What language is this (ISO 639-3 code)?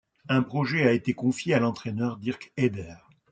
fra